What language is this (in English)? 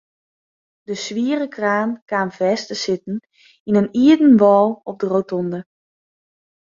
Western Frisian